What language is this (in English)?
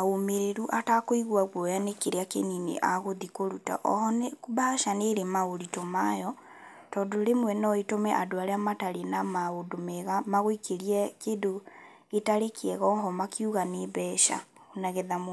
Kikuyu